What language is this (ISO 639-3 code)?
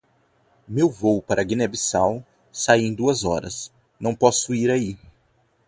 por